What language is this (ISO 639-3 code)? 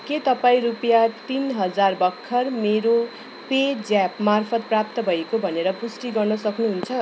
nep